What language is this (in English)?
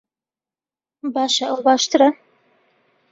Central Kurdish